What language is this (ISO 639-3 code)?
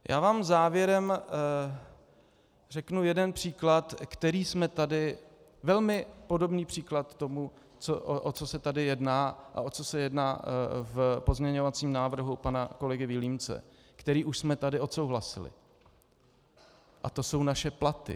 ces